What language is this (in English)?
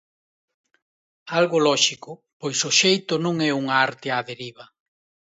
Galician